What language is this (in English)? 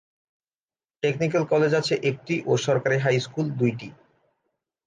Bangla